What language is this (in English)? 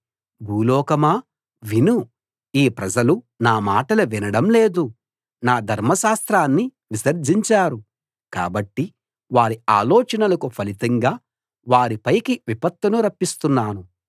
Telugu